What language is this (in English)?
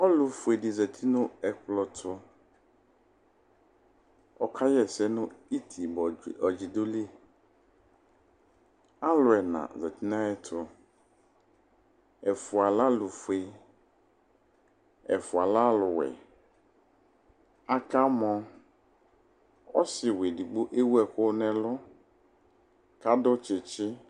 Ikposo